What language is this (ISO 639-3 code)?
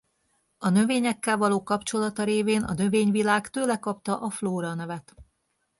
hun